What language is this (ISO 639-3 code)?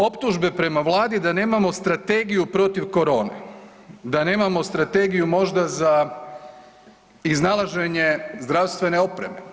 hrv